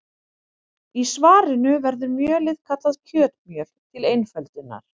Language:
Icelandic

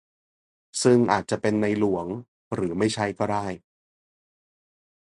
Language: Thai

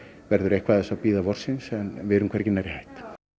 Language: Icelandic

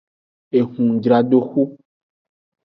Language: Aja (Benin)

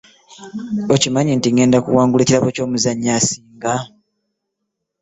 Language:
Ganda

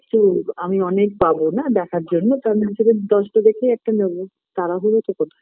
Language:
Bangla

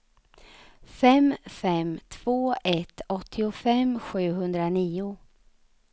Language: Swedish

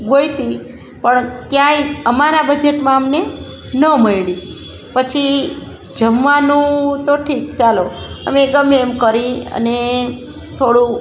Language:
Gujarati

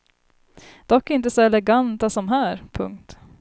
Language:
Swedish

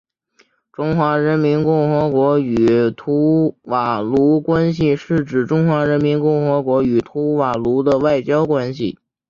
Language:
Chinese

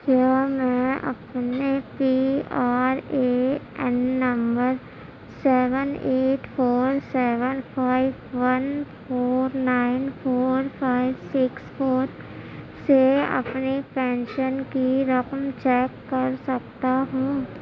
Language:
Urdu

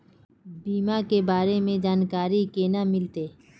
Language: Magahi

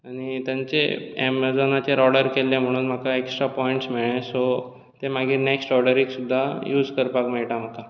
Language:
Konkani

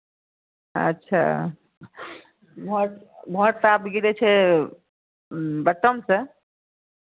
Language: Maithili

